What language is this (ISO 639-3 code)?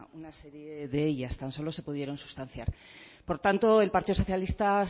spa